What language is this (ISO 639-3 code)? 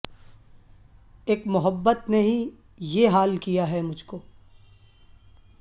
urd